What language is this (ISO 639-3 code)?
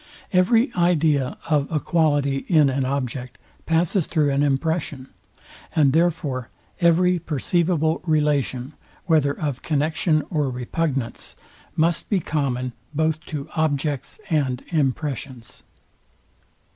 eng